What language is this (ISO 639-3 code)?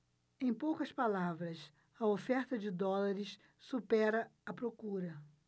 por